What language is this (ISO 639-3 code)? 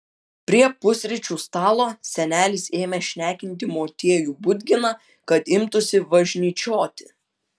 lit